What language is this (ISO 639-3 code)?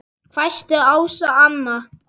isl